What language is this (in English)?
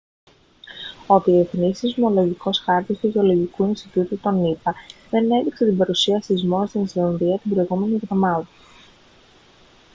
Greek